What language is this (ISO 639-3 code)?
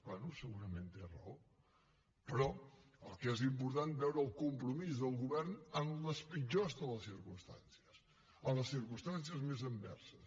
cat